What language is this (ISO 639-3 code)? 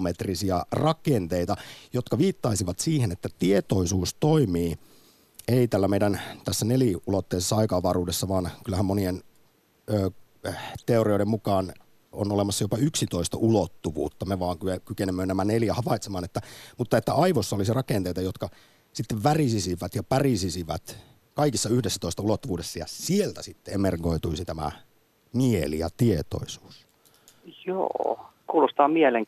fin